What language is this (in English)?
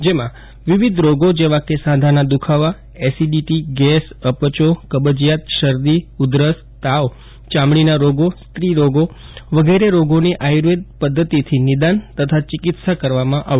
Gujarati